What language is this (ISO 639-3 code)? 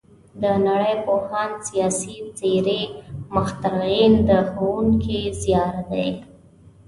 pus